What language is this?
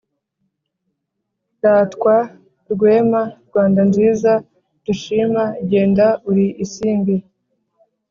Kinyarwanda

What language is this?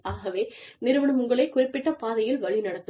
Tamil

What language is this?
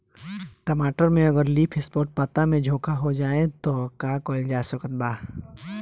Bhojpuri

